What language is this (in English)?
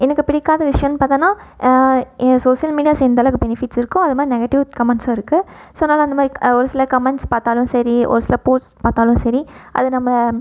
Tamil